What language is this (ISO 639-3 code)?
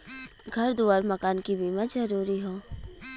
bho